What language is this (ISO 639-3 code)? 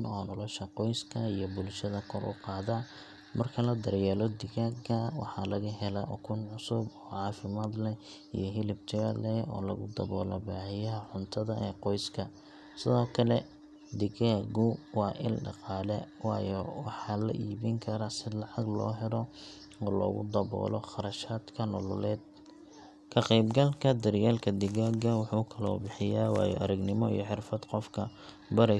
som